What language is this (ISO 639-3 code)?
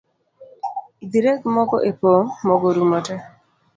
luo